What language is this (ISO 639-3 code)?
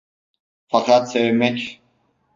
tur